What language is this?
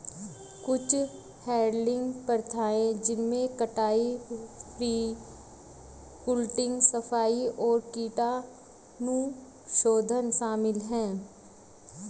Hindi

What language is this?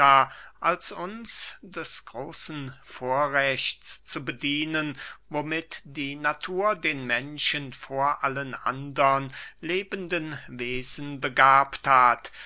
German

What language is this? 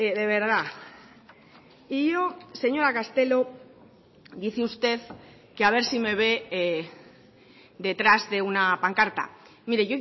Spanish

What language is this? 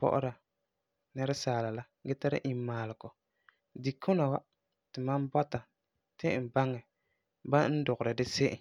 Frafra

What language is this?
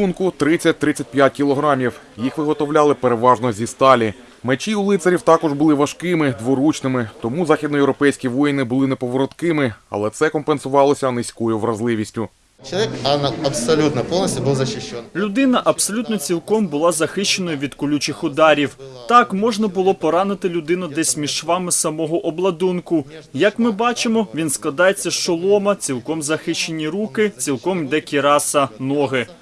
Ukrainian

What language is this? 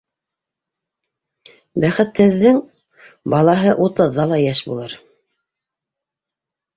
Bashkir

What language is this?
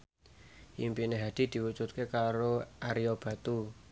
Javanese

